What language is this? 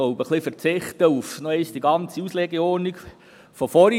Swiss German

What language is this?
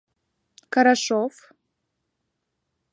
Mari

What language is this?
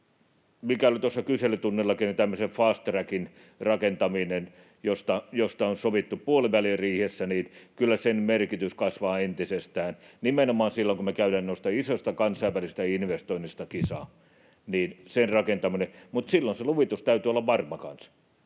Finnish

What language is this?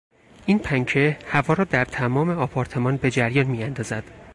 Persian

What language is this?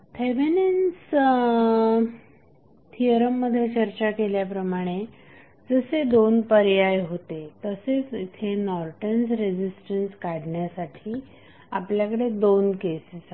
Marathi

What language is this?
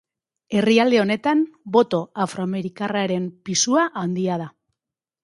Basque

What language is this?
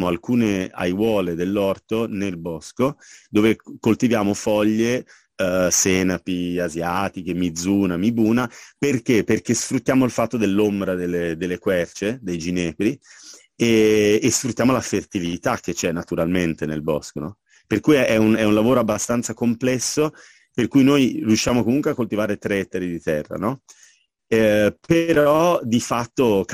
Italian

